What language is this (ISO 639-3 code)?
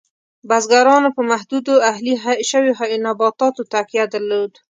pus